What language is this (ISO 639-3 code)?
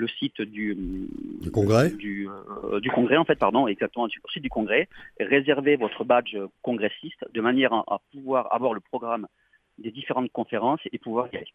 fra